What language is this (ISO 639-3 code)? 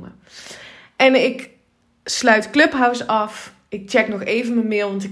nld